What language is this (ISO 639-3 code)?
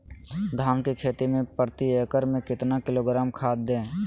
mag